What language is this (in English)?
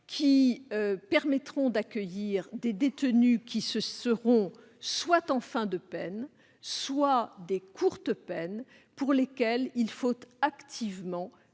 French